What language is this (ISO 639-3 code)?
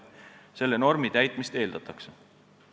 est